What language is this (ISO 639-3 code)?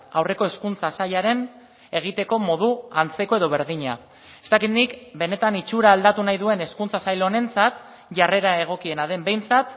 eus